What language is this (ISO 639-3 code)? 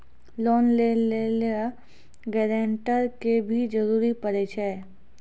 mai